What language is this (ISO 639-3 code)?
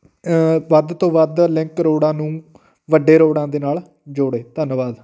pan